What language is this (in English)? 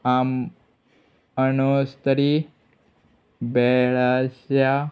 Konkani